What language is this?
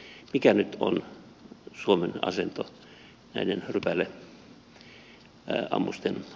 Finnish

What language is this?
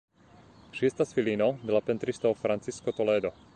Esperanto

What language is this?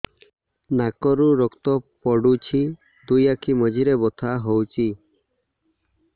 Odia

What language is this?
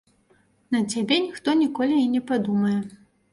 Belarusian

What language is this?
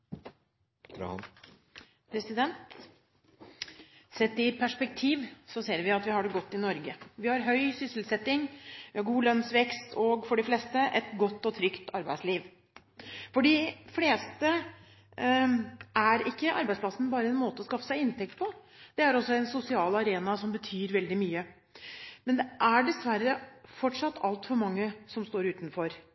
Norwegian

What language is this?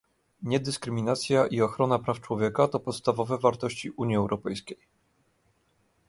Polish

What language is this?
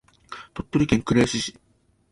Japanese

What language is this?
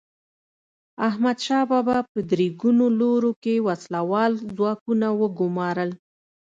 Pashto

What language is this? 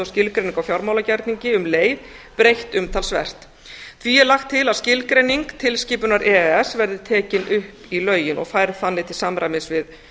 Icelandic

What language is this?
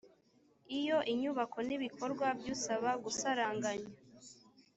Kinyarwanda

